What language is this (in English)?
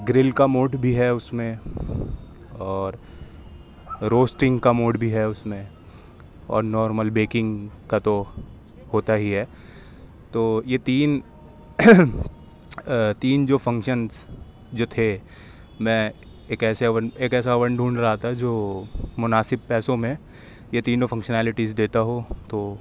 Urdu